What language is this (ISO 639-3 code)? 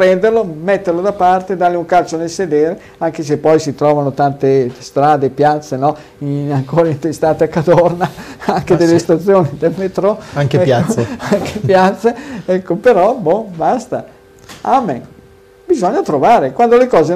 ita